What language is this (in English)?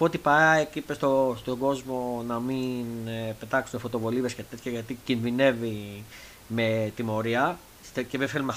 Greek